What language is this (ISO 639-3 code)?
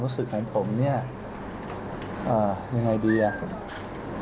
tha